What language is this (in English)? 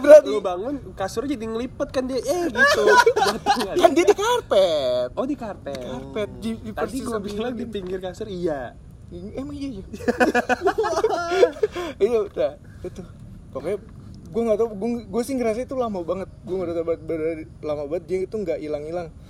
Indonesian